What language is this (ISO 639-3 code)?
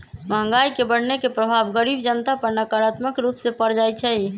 mag